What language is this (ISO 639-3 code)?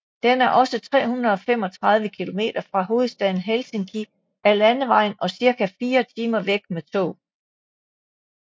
dan